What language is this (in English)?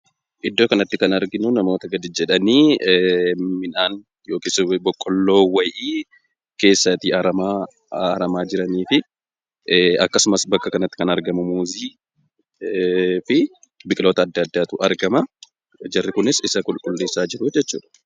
Oromo